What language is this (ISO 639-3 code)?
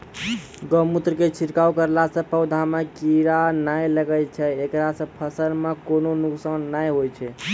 mai